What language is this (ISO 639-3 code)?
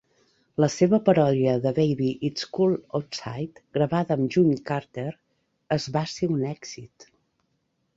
cat